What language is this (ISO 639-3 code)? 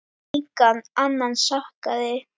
isl